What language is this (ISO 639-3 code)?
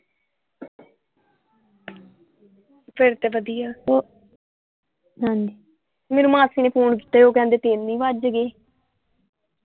pan